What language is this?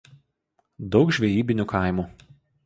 Lithuanian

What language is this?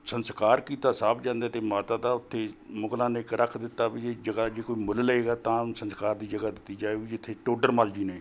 Punjabi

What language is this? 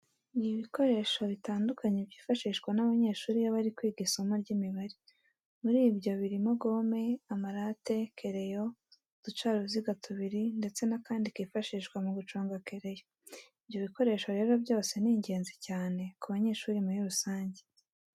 Kinyarwanda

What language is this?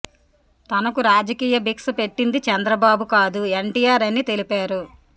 Telugu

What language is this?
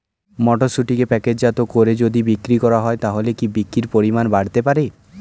Bangla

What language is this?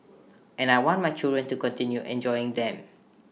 English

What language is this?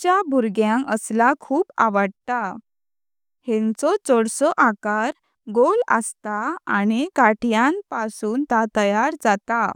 Konkani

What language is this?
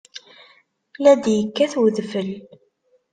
Kabyle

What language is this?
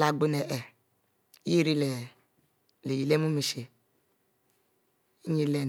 Mbe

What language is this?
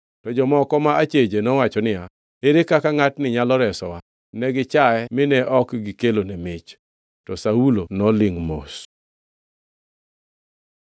Luo (Kenya and Tanzania)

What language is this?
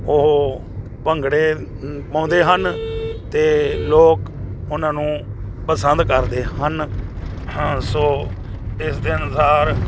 Punjabi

